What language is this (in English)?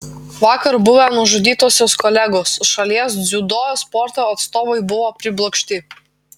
Lithuanian